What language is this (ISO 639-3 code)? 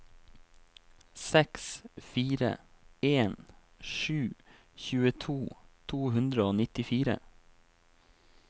nor